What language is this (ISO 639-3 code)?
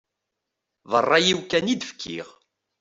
kab